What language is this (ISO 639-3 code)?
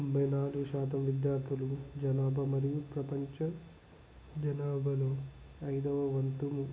tel